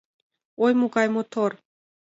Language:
Mari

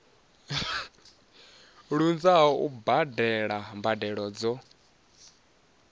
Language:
Venda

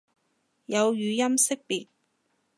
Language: Cantonese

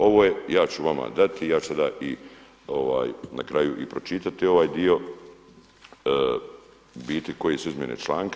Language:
Croatian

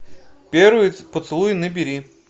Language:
Russian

